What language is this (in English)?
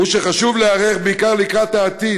Hebrew